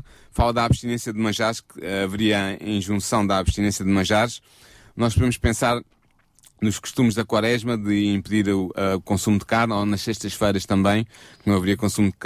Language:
Portuguese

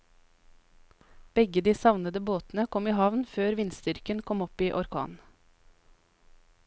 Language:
Norwegian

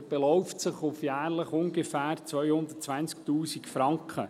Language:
Swiss German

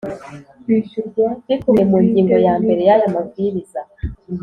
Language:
Kinyarwanda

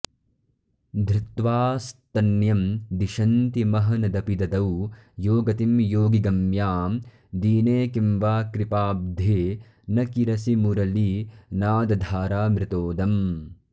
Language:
Sanskrit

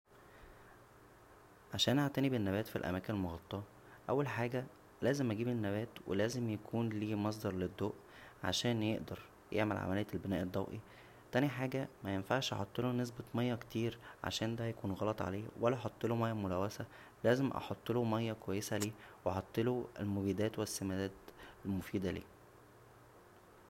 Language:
Egyptian Arabic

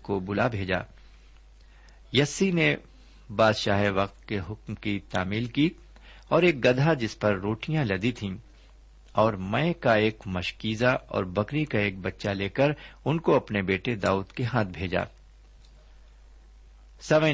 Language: Urdu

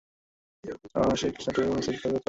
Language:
Bangla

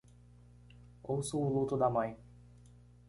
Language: Portuguese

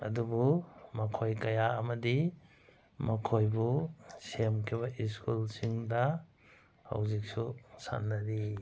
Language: Manipuri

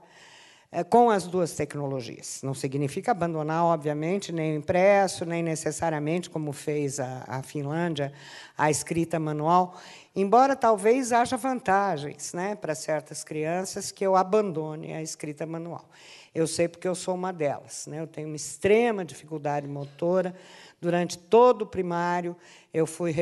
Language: Portuguese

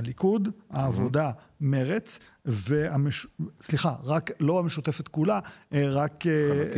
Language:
Hebrew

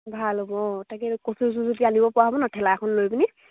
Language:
Assamese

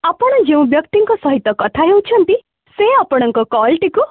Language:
Odia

